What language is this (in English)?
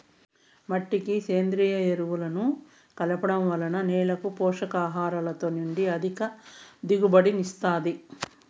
Telugu